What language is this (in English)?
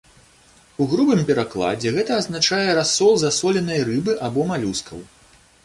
Belarusian